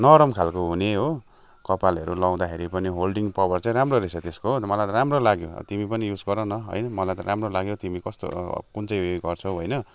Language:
Nepali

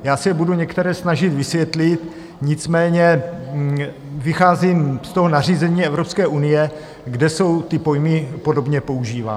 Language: Czech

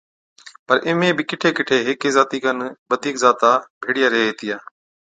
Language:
Od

